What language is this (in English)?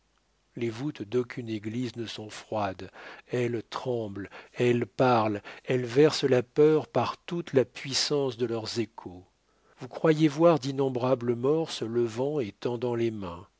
French